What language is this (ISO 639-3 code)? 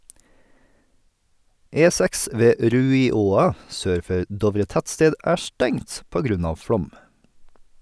nor